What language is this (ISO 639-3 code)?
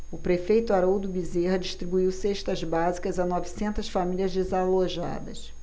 por